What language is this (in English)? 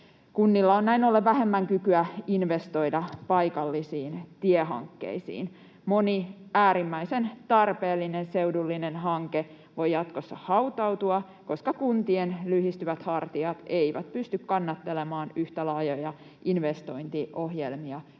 Finnish